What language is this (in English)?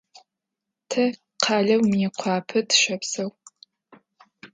Adyghe